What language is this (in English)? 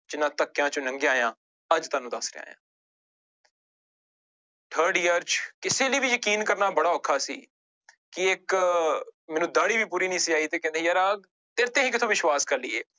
Punjabi